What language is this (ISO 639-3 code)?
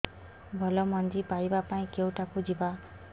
ori